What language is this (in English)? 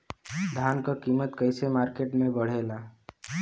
Bhojpuri